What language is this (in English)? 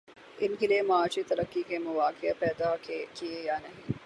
Urdu